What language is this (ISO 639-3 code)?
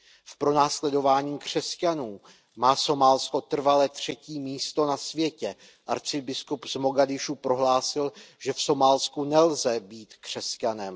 ces